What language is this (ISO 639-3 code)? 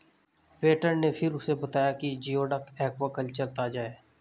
hin